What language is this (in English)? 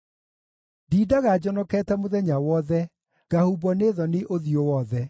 Kikuyu